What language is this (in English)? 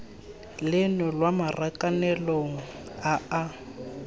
Tswana